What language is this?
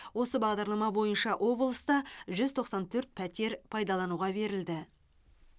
Kazakh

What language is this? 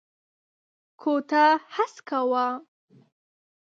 Pashto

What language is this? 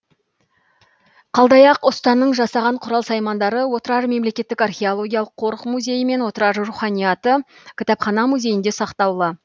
Kazakh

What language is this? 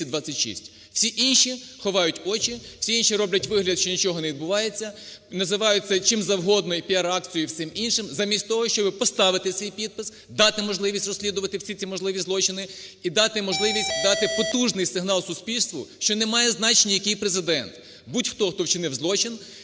Ukrainian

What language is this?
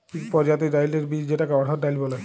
Bangla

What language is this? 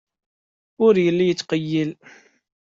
Kabyle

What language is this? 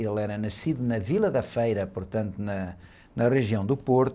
Portuguese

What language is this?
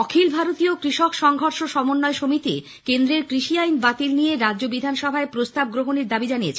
Bangla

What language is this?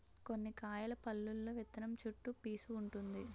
Telugu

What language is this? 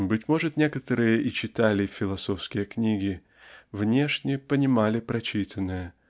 Russian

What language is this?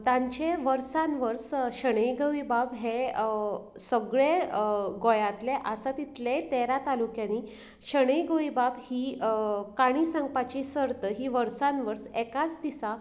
Konkani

